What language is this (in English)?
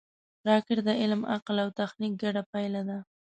Pashto